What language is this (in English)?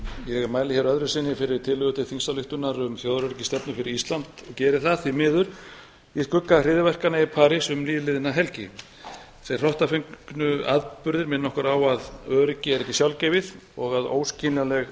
Icelandic